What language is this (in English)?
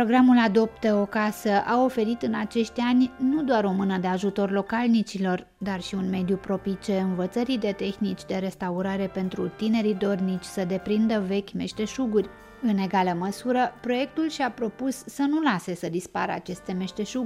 Romanian